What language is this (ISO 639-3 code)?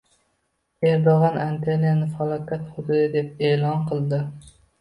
uzb